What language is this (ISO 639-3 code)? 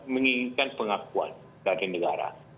ind